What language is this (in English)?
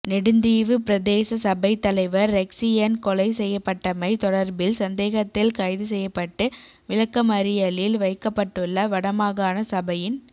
Tamil